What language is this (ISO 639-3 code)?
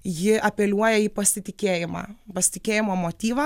lit